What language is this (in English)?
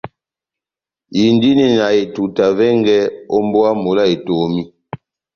Batanga